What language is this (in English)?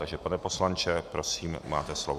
Czech